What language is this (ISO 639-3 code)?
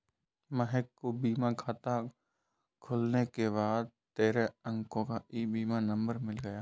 hin